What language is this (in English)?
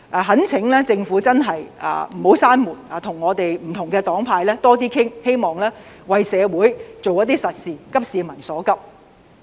Cantonese